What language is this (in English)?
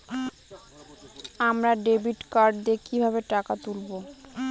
Bangla